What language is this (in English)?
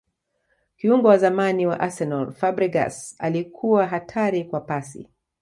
Swahili